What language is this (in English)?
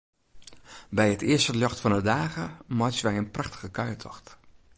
Western Frisian